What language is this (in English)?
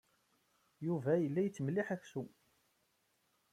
Kabyle